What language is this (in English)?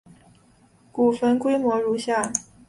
Chinese